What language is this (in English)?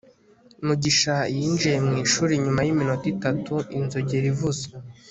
Kinyarwanda